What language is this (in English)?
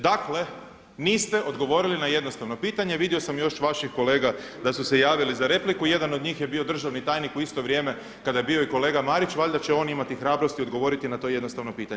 Croatian